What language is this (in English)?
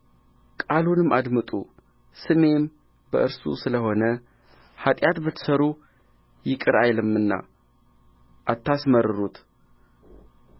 Amharic